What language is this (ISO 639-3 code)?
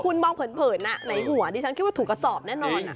tha